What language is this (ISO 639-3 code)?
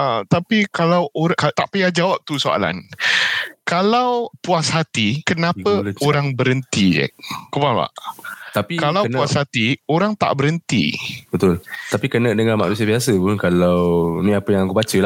msa